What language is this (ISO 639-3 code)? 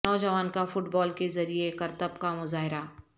urd